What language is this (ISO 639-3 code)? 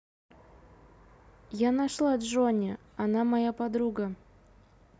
rus